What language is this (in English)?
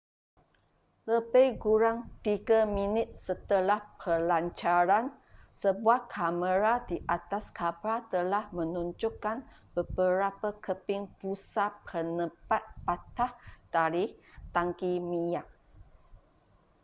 Malay